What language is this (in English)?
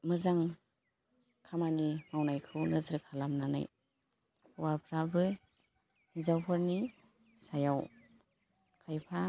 Bodo